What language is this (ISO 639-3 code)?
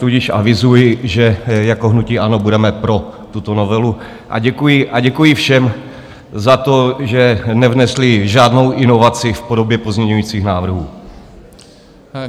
ces